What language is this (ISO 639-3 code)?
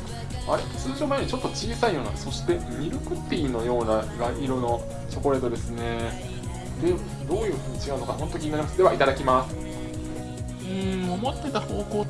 jpn